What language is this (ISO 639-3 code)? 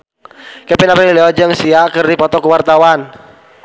sun